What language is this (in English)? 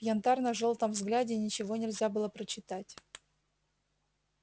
Russian